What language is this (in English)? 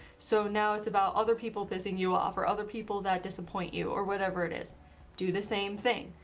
English